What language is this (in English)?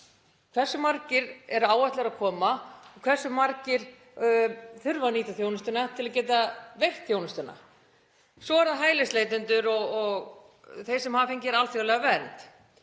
Icelandic